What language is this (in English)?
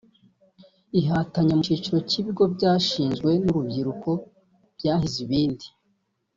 Kinyarwanda